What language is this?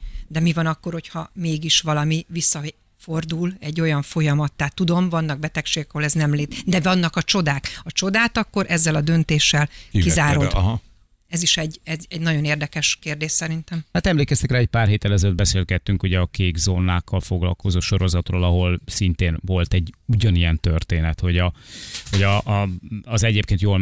Hungarian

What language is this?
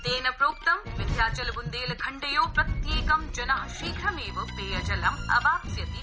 Sanskrit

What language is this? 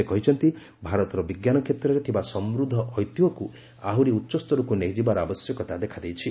Odia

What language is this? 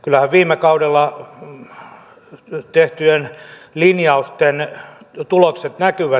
Finnish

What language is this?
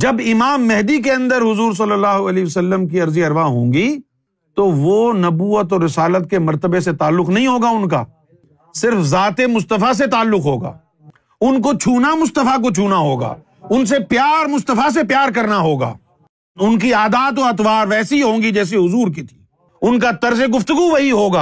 Urdu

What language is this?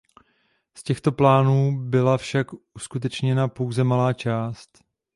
Czech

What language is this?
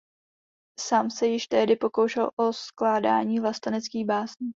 Czech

